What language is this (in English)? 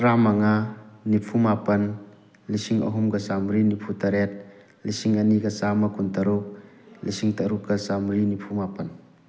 Manipuri